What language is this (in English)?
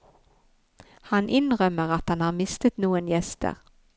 Norwegian